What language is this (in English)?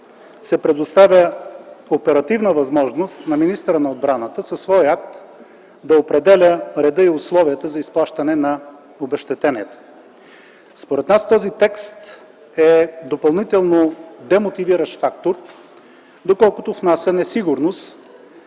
Bulgarian